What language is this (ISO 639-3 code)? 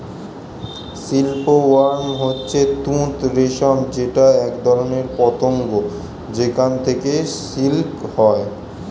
ben